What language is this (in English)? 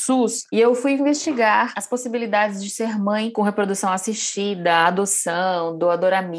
Portuguese